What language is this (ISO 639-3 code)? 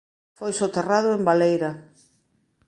glg